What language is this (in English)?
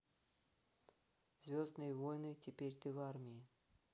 Russian